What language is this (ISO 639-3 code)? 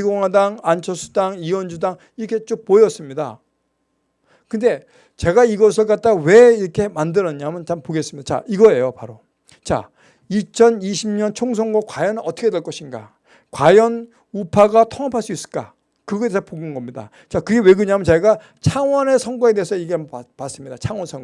kor